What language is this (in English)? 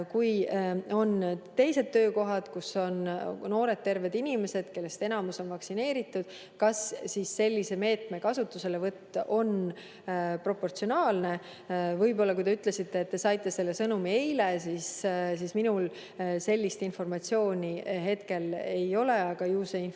Estonian